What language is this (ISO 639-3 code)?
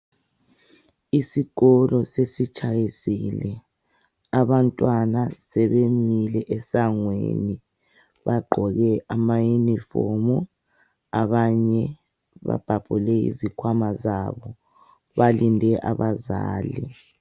nde